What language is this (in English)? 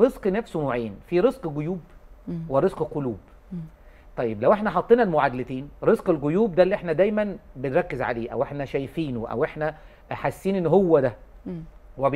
Arabic